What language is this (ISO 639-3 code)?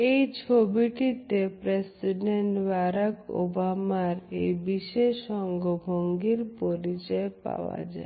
ben